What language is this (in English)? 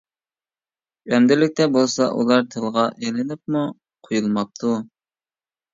Uyghur